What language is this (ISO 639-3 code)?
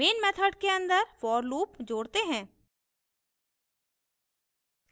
hin